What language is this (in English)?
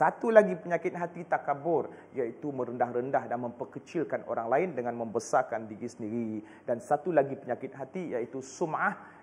Malay